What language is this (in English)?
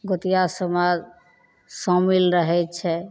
Maithili